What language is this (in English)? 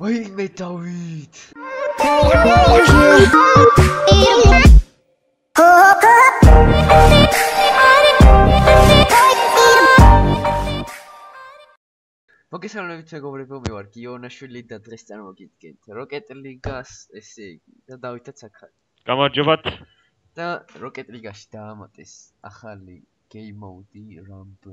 English